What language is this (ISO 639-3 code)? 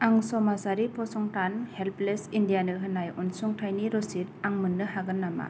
brx